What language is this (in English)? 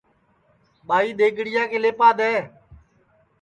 Sansi